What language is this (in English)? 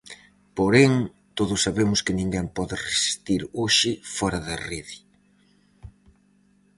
Galician